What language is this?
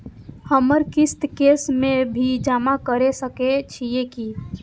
Maithili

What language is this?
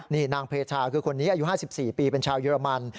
Thai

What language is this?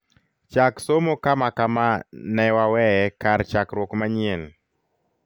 Luo (Kenya and Tanzania)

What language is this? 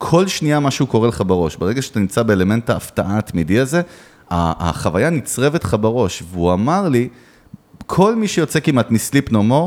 Hebrew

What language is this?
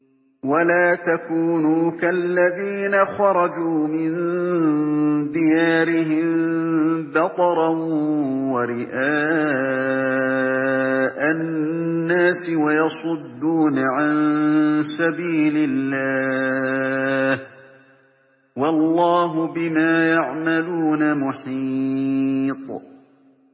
Arabic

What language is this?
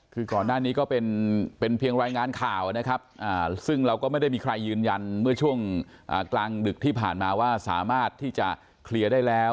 Thai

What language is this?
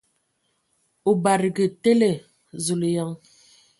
Ewondo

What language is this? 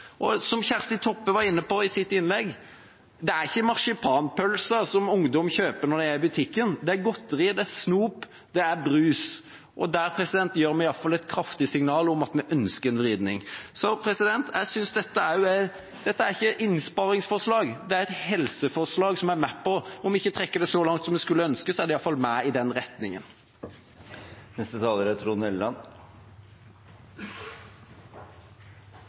Norwegian Bokmål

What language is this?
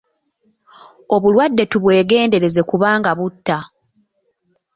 Ganda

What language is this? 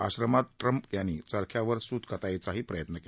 Marathi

